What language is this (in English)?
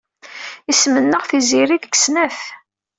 Kabyle